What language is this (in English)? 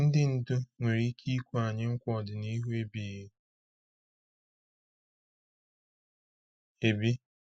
Igbo